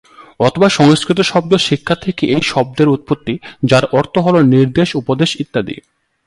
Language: Bangla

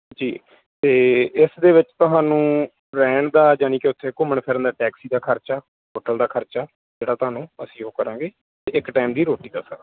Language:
Punjabi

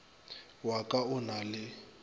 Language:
Northern Sotho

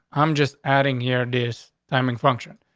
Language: English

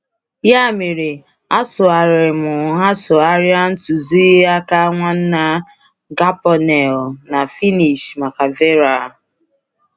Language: Igbo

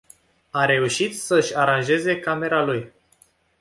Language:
Romanian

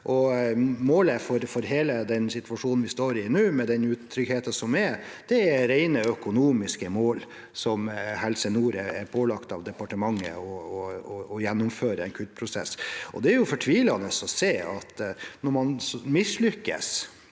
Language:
Norwegian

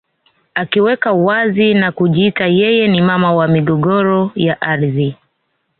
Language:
Swahili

